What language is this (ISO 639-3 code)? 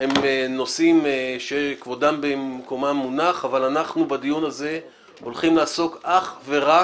heb